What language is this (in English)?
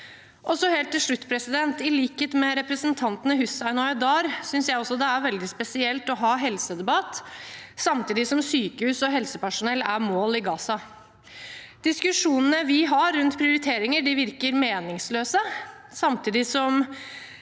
Norwegian